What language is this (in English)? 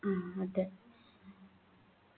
Malayalam